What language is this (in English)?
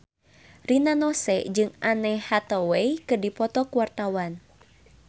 Sundanese